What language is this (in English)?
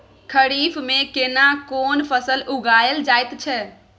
Maithili